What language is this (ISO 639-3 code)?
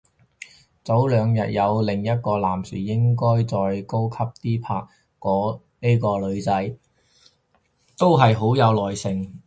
yue